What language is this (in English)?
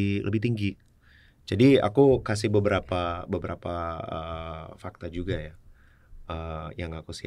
Indonesian